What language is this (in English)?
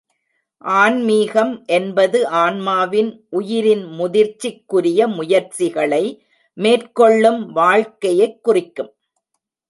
Tamil